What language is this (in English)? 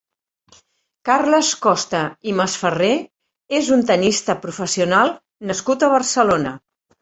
Catalan